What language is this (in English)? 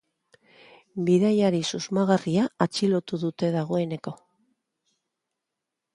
Basque